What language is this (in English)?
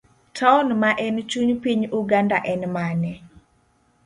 Luo (Kenya and Tanzania)